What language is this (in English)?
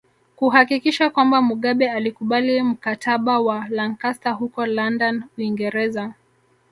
Swahili